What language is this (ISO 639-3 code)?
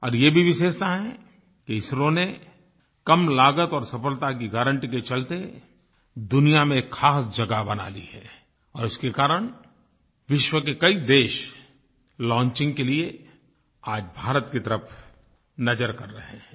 hin